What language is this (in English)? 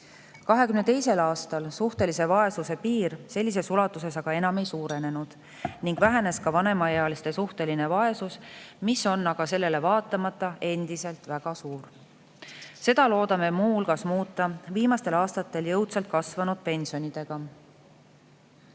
Estonian